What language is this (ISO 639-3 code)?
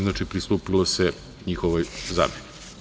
srp